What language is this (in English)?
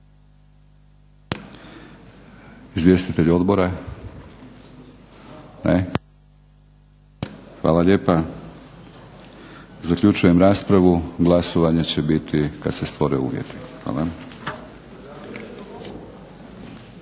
Croatian